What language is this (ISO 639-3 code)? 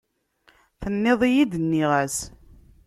kab